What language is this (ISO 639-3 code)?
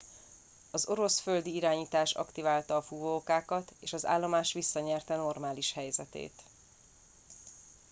hun